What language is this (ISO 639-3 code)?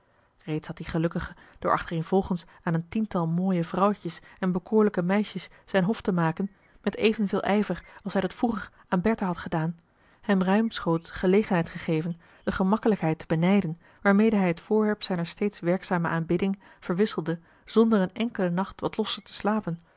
nld